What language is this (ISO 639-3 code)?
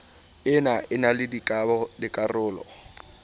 sot